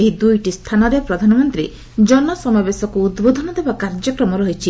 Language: Odia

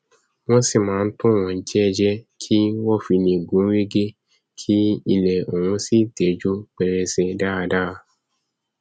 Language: Yoruba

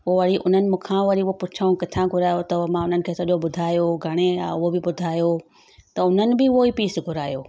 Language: Sindhi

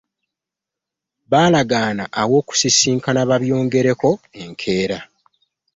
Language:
Ganda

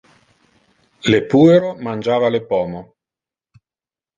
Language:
Interlingua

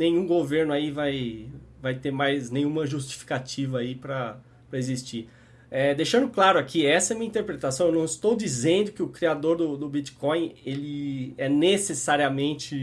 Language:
Portuguese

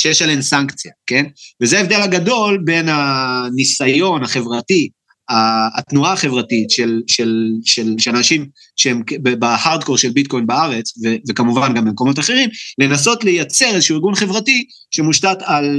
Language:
Hebrew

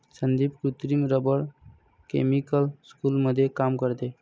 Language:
Marathi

